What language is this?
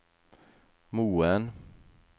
Norwegian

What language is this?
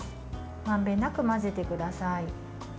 Japanese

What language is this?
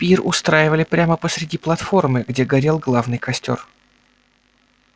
Russian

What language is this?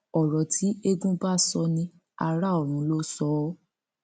Yoruba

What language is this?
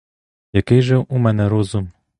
Ukrainian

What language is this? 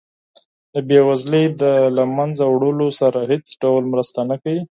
Pashto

